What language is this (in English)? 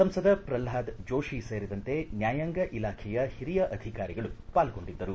Kannada